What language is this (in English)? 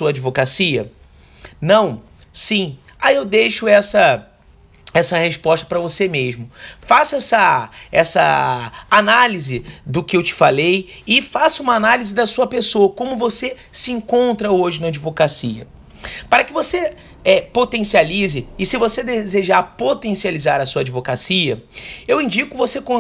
Portuguese